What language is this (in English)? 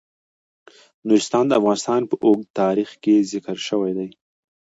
Pashto